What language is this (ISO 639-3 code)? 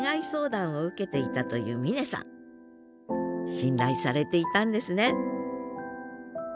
jpn